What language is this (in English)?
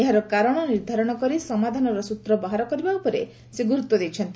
Odia